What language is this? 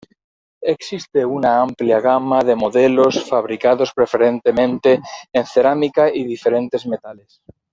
Spanish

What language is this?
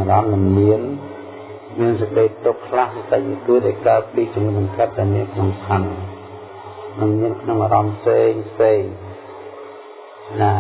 Vietnamese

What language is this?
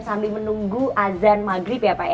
Indonesian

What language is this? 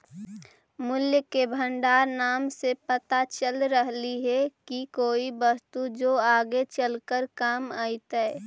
Magahi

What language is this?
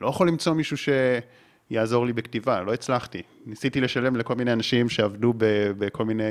Hebrew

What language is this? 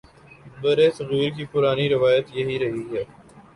Urdu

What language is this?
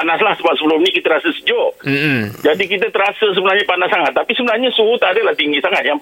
Malay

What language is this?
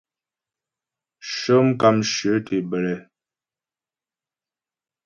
Ghomala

